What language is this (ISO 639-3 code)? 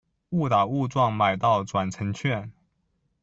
zho